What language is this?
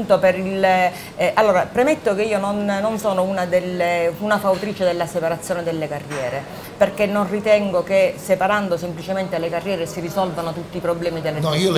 Italian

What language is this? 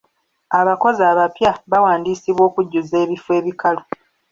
Ganda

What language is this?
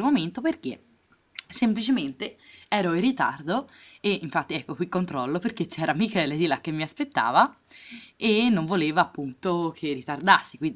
Italian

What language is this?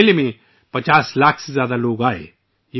Urdu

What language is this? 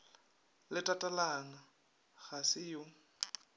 Northern Sotho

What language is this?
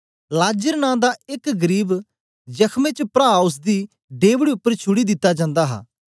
Dogri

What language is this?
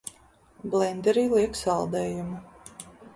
Latvian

